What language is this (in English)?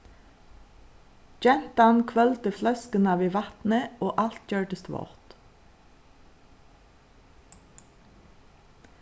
Faroese